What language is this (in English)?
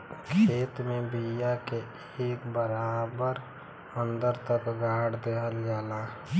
Bhojpuri